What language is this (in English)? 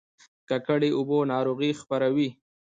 Pashto